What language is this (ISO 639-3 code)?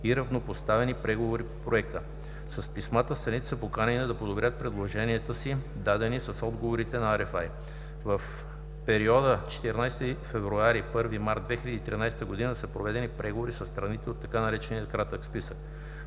bul